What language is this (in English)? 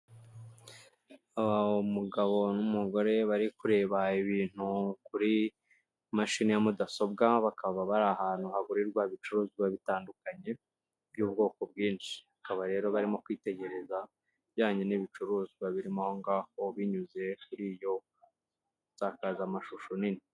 Kinyarwanda